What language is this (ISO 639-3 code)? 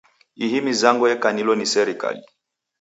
dav